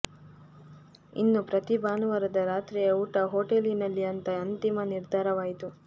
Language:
Kannada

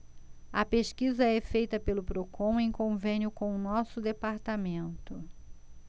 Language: Portuguese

